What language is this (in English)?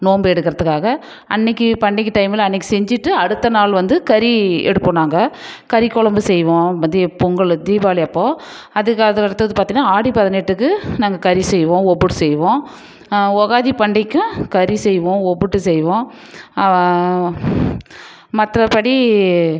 Tamil